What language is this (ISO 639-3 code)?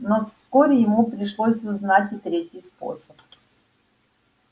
rus